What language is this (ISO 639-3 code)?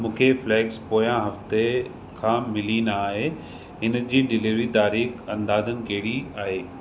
snd